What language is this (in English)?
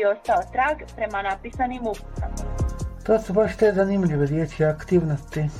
Croatian